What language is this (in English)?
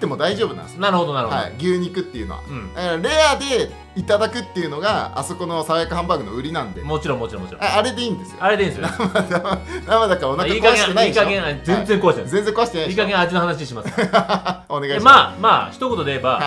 Japanese